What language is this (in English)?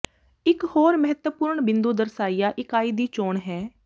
Punjabi